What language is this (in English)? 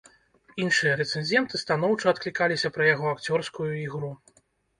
Belarusian